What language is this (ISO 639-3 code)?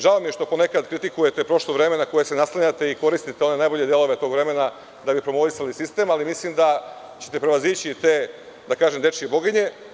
srp